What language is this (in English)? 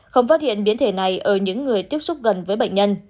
Vietnamese